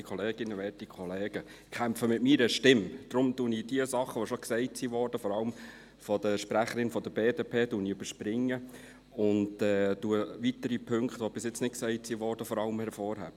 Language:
Swiss German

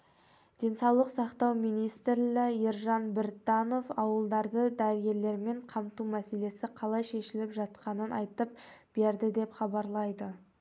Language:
Kazakh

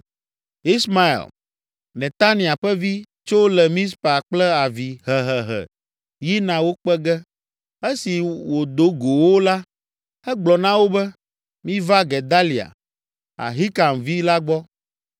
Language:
Ewe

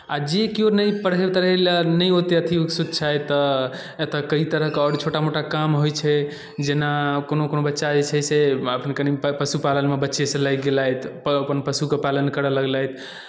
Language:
Maithili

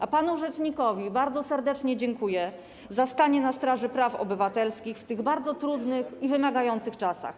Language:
Polish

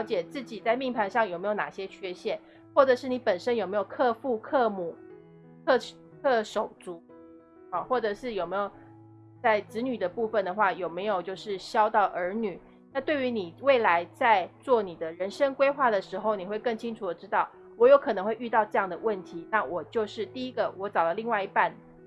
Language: Chinese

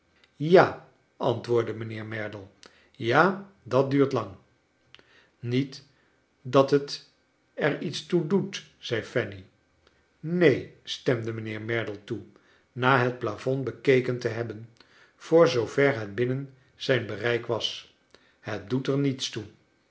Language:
Dutch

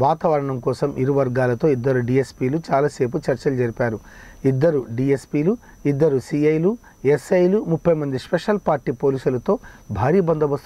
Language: Russian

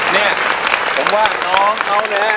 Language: Thai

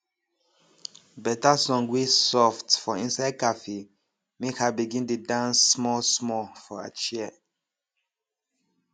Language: Nigerian Pidgin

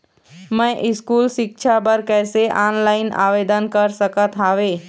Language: Chhattisgarhi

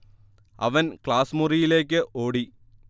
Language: Malayalam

